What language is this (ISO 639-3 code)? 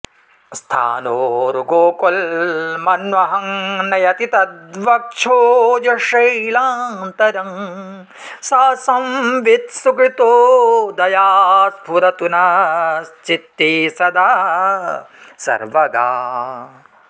san